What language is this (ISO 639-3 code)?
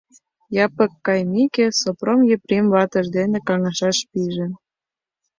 chm